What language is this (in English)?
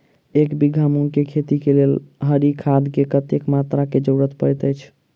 Maithili